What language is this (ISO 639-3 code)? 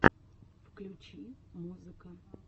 rus